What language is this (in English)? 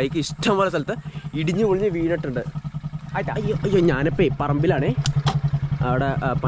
Malayalam